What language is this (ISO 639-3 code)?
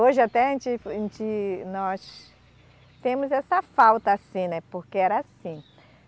por